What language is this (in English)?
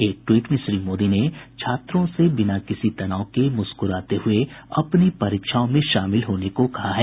Hindi